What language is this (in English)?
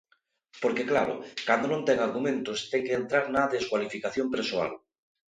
Galician